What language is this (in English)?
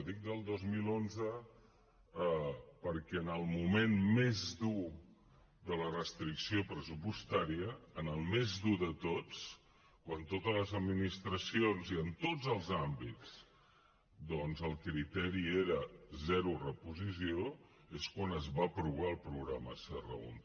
Catalan